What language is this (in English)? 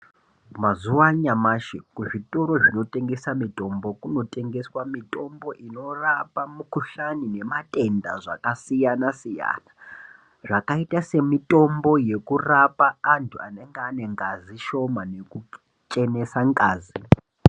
Ndau